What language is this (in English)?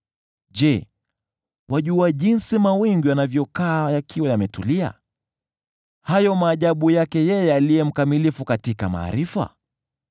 Swahili